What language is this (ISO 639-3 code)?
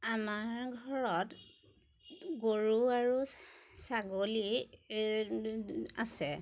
asm